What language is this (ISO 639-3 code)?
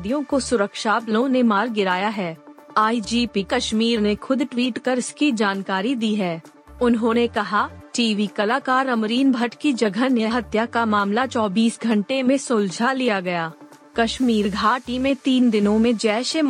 hin